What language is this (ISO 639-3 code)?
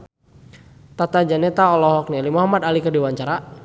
sun